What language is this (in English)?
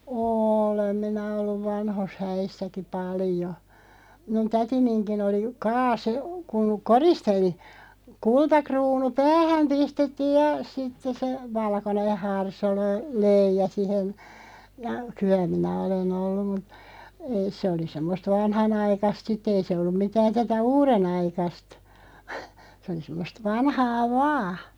Finnish